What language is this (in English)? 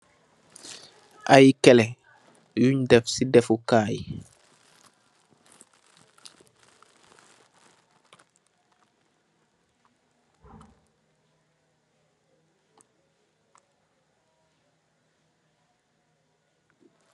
Wolof